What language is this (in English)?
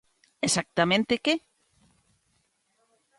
Galician